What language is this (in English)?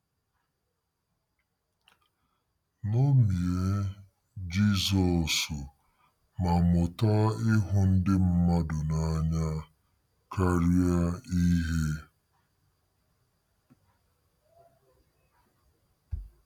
Igbo